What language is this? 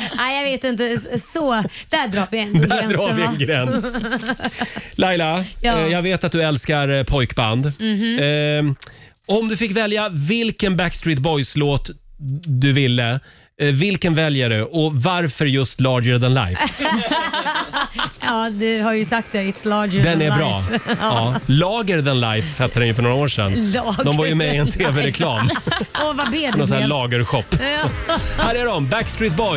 Swedish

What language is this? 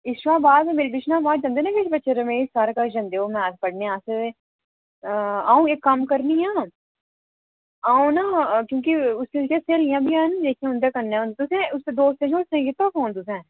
Dogri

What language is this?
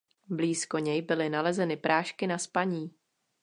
Czech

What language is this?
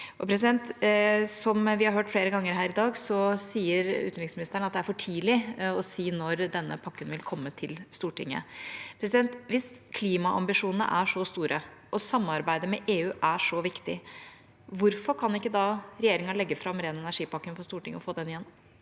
Norwegian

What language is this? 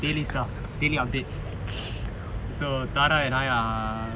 English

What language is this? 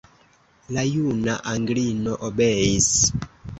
Esperanto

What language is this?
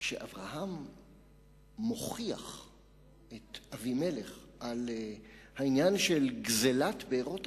Hebrew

